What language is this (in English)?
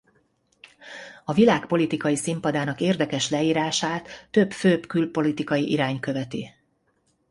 Hungarian